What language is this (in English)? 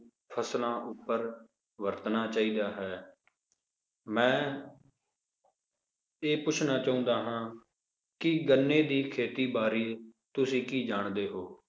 Punjabi